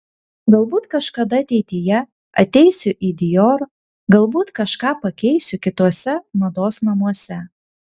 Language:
Lithuanian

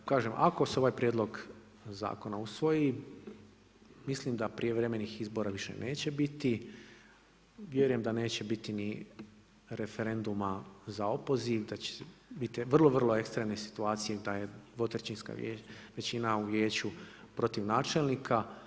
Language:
Croatian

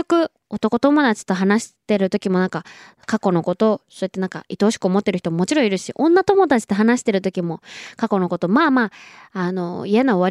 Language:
Japanese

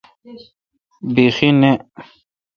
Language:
Kalkoti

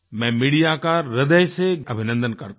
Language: Hindi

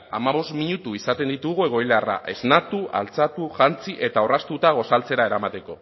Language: Basque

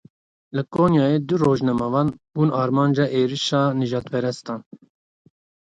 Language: Kurdish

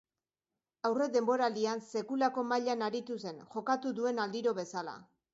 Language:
Basque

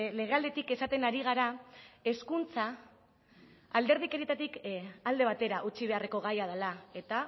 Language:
Basque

